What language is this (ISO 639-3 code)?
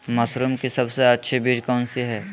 mag